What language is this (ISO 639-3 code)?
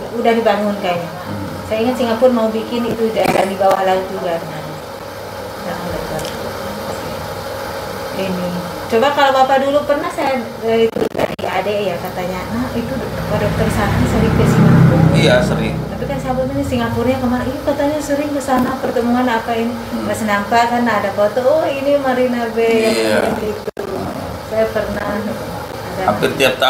ind